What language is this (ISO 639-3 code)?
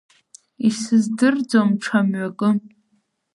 abk